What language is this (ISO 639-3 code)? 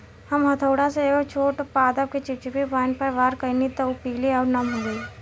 bho